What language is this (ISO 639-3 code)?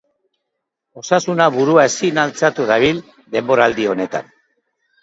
eus